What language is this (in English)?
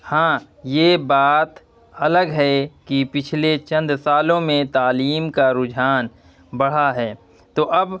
Urdu